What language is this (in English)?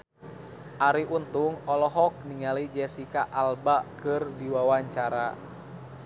Sundanese